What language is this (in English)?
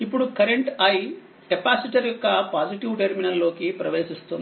Telugu